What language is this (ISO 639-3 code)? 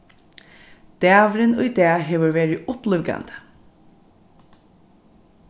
fao